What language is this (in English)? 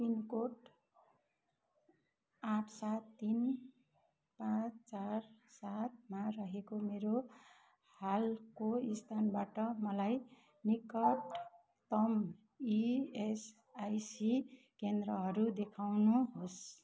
Nepali